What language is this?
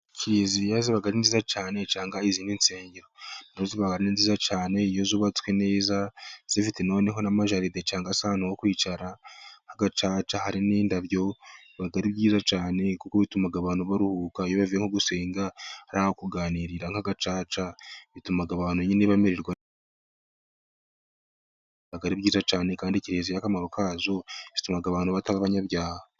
Kinyarwanda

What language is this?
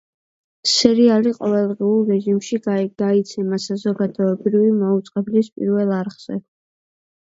Georgian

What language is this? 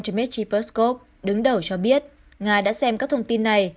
Vietnamese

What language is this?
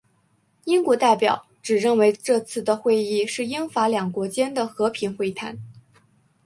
Chinese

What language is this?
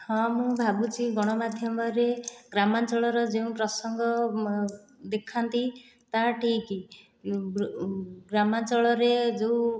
Odia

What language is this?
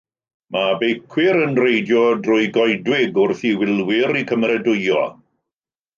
Welsh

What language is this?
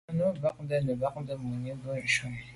Medumba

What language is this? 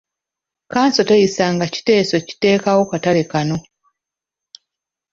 Ganda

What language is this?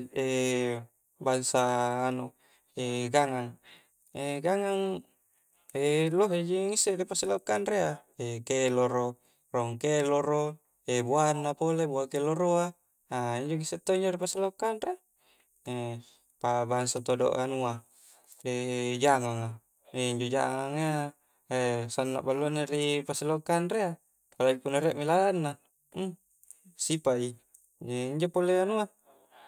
Coastal Konjo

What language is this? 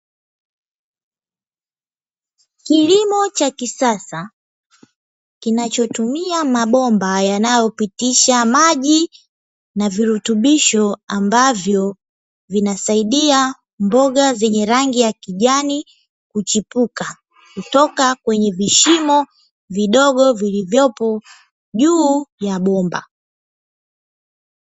Swahili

